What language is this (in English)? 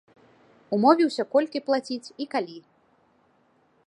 Belarusian